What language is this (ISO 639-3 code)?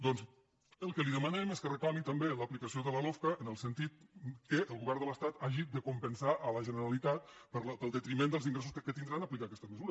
cat